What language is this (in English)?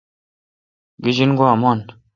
Kalkoti